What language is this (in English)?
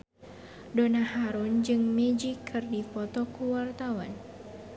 Sundanese